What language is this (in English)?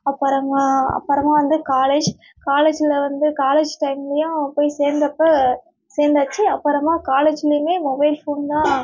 Tamil